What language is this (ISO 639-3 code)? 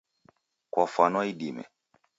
dav